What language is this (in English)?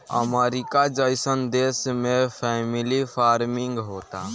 Bhojpuri